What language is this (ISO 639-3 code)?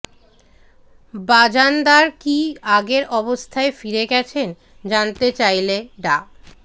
ben